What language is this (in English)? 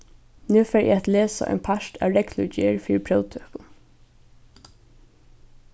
Faroese